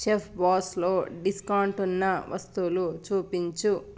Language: Telugu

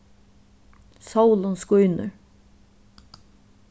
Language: Faroese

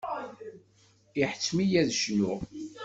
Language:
Kabyle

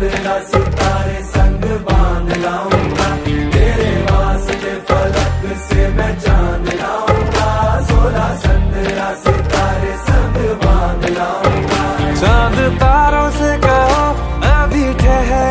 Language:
Arabic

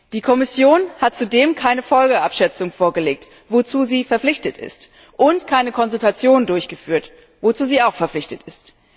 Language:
German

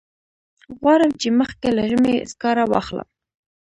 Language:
Pashto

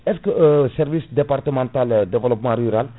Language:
Fula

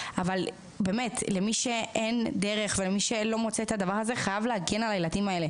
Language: Hebrew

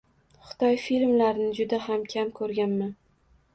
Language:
Uzbek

